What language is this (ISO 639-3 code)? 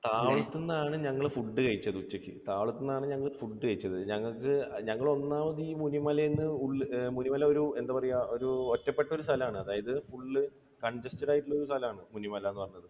mal